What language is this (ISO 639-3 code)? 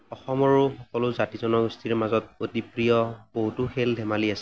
asm